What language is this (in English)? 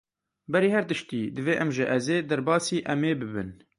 Kurdish